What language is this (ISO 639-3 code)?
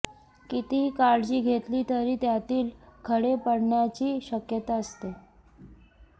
mar